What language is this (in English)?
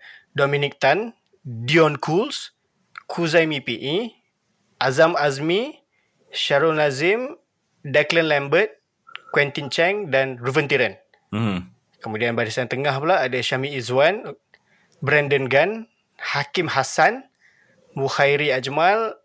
Malay